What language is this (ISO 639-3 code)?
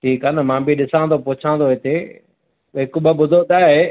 snd